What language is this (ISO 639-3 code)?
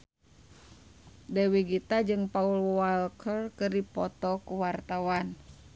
sun